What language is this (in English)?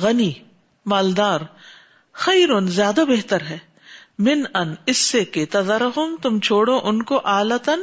Urdu